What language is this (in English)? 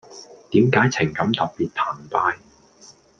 Cantonese